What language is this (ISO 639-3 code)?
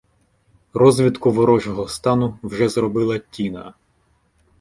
ukr